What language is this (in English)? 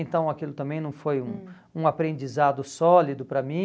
Portuguese